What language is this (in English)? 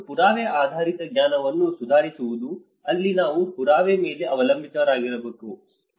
Kannada